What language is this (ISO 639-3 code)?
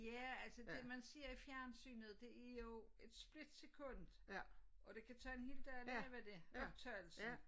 dan